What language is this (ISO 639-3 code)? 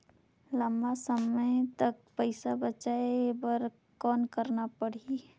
hne